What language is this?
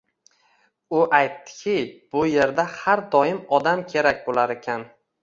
Uzbek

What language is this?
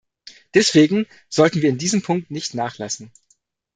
German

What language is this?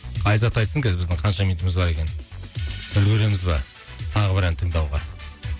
Kazakh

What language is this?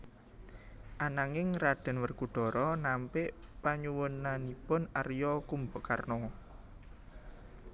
Javanese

